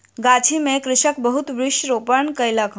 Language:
Maithili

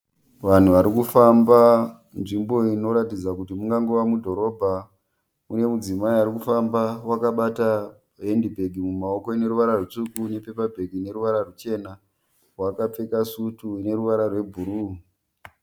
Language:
Shona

